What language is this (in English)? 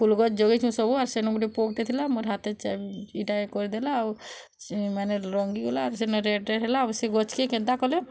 Odia